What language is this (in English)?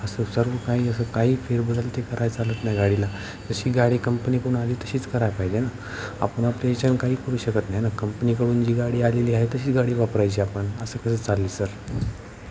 Marathi